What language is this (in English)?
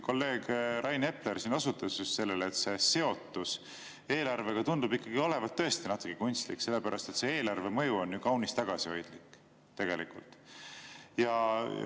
Estonian